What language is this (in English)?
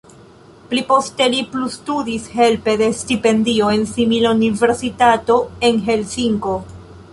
Esperanto